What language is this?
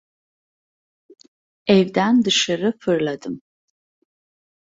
Turkish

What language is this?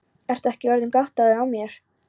Icelandic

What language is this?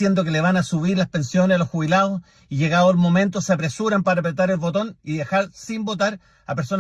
Spanish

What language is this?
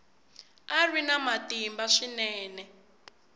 Tsonga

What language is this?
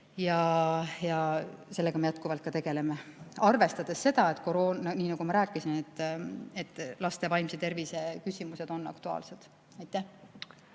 Estonian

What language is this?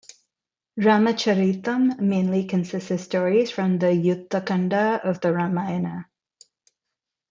English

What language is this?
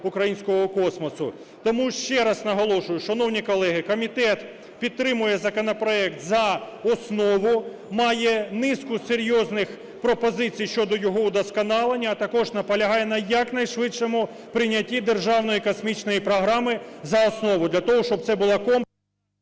Ukrainian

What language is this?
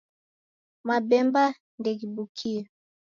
Taita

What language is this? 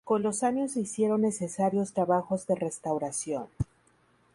Spanish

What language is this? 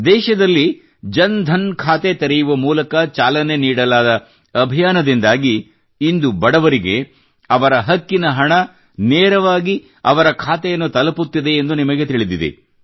Kannada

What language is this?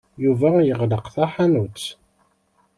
Kabyle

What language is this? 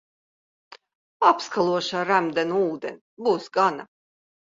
Latvian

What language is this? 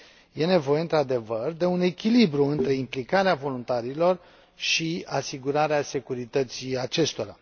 Romanian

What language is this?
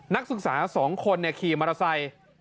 Thai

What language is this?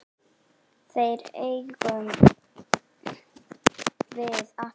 Icelandic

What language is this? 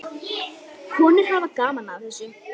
Icelandic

